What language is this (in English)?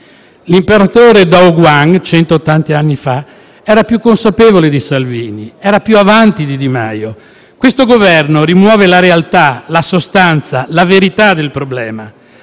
Italian